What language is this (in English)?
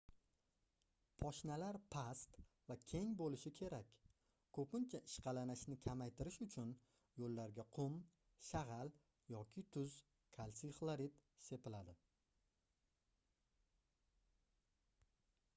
Uzbek